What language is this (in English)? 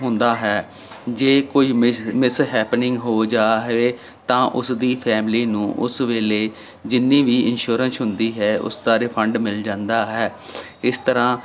Punjabi